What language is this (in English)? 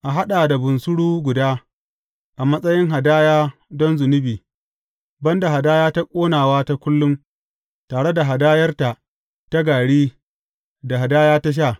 Hausa